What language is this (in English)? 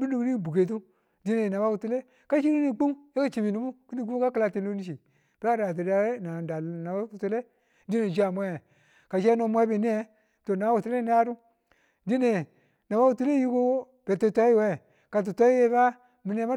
Tula